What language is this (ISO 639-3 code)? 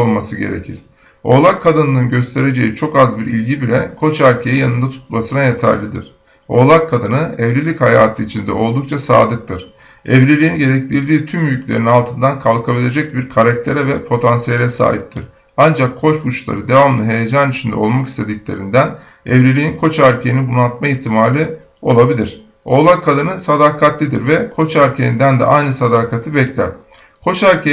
tur